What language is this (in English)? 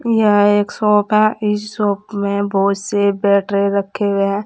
Hindi